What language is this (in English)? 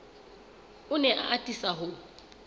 Southern Sotho